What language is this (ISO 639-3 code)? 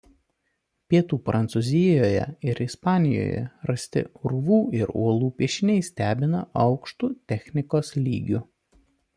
lit